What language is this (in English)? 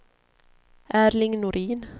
Swedish